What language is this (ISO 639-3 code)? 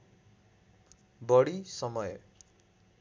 nep